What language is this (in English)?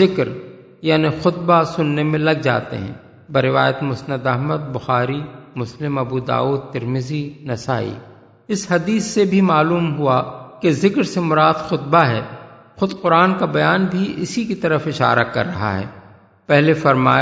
Urdu